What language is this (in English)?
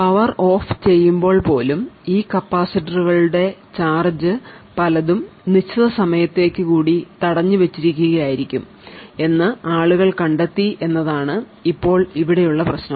Malayalam